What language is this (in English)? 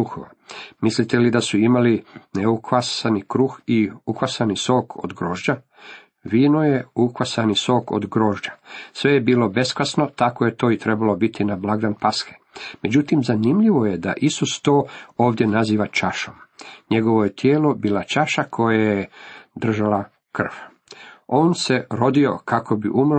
Croatian